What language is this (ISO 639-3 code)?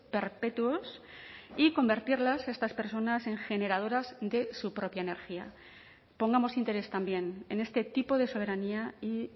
spa